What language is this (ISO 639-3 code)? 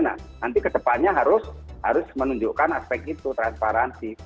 ind